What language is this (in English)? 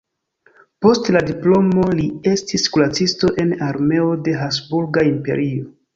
Esperanto